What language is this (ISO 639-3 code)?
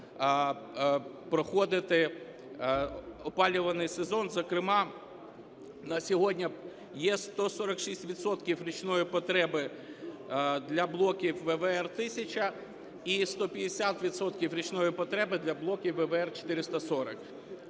ukr